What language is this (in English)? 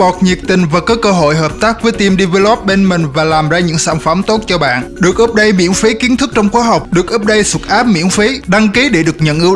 Vietnamese